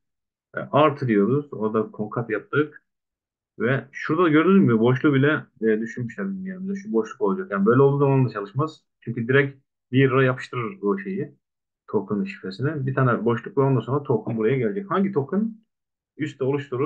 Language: Turkish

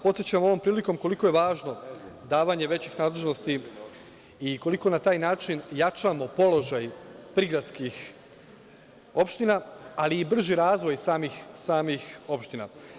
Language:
Serbian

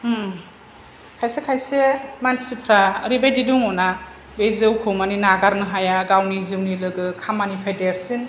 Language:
Bodo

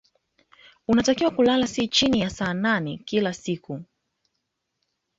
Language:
Swahili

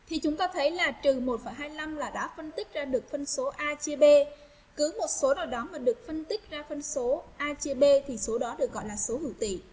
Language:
Vietnamese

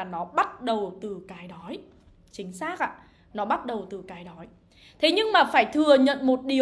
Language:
Vietnamese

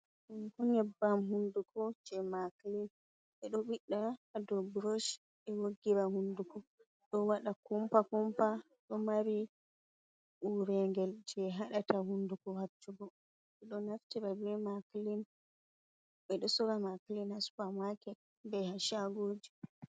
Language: Fula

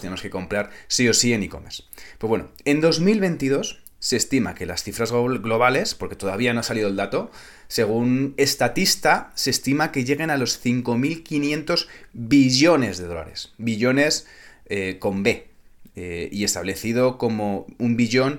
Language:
Spanish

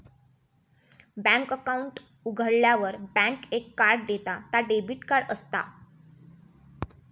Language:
Marathi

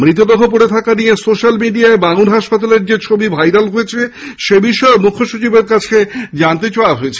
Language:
Bangla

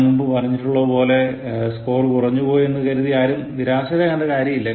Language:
Malayalam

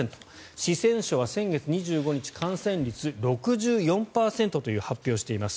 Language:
Japanese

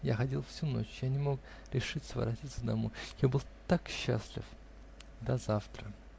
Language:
Russian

